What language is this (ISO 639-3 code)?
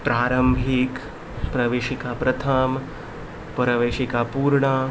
kok